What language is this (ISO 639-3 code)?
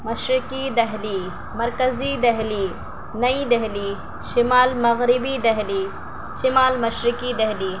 urd